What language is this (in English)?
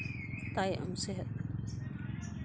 Santali